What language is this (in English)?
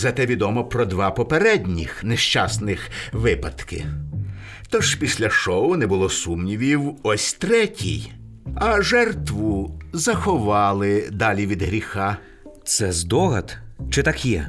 Ukrainian